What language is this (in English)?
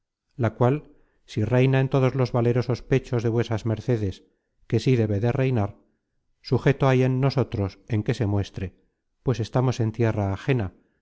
Spanish